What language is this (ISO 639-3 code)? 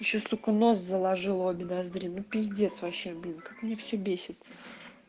rus